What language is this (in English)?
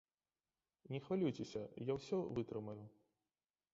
Belarusian